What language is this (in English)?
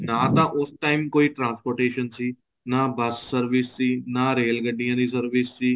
Punjabi